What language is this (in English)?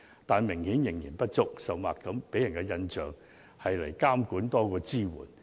Cantonese